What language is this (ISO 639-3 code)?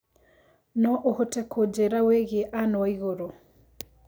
kik